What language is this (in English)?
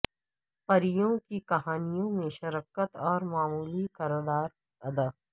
Urdu